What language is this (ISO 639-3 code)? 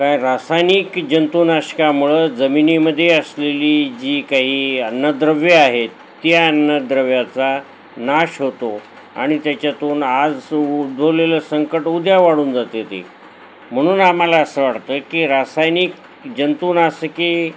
mar